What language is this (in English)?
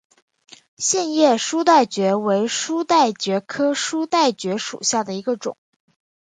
Chinese